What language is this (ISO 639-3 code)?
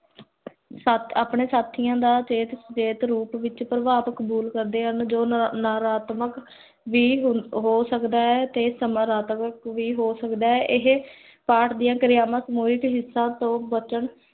pan